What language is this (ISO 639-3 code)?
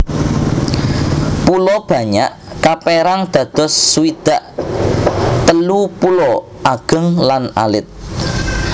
jav